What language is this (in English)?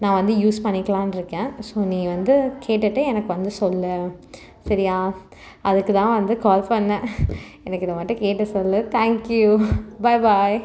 Tamil